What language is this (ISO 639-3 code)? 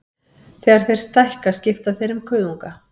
isl